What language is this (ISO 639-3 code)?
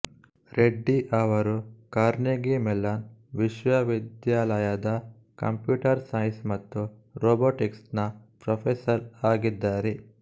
kan